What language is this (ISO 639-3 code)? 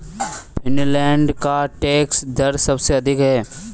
hin